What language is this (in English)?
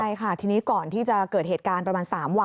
Thai